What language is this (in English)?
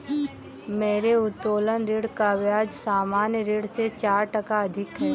Hindi